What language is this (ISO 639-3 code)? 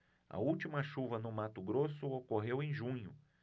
por